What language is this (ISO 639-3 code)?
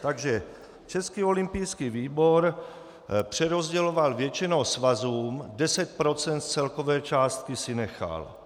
ces